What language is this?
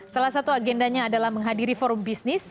Indonesian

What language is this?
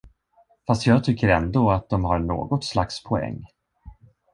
Swedish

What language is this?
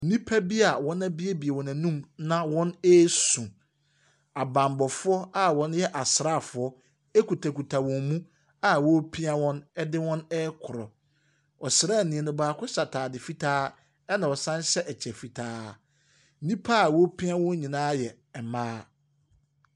Akan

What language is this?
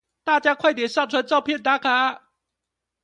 Chinese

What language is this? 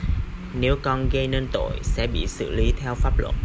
Vietnamese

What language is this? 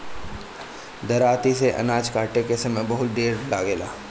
Bhojpuri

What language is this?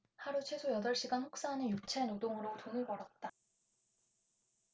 Korean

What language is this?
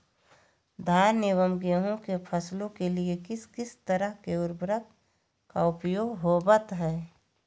Magahi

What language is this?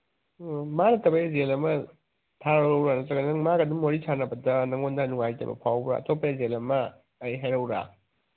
Manipuri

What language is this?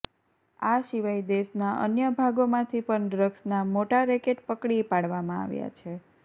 Gujarati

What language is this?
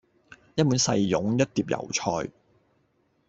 Cantonese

